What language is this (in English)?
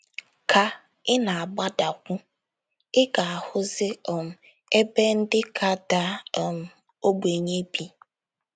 Igbo